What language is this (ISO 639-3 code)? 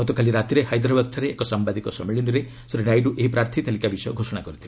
ori